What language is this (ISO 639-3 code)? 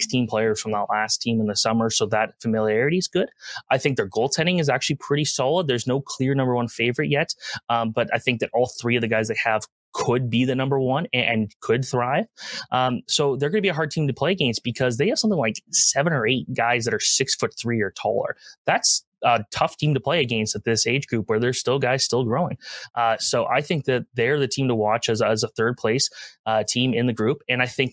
eng